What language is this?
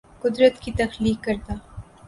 Urdu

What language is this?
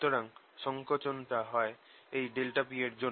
Bangla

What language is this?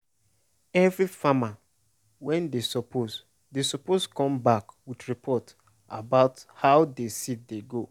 Nigerian Pidgin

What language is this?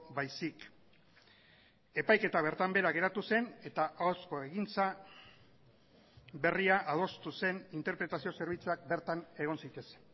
Basque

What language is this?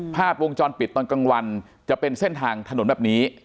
Thai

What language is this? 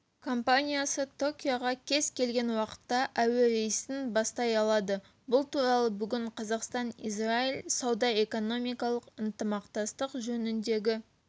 Kazakh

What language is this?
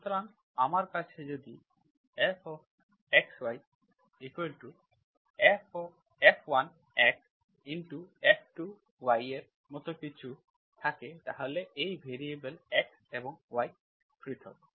Bangla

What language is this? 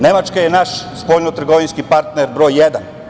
Serbian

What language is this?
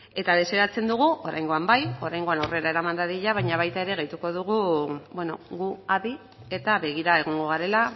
Basque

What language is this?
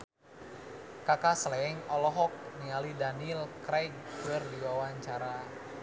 Sundanese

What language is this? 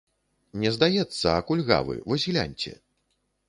Belarusian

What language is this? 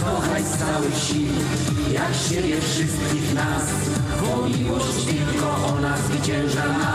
Polish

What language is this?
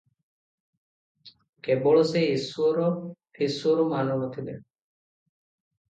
Odia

